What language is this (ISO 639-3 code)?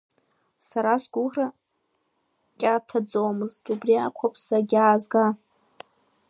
abk